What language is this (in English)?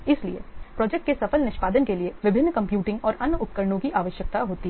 Hindi